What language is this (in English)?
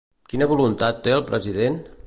Catalan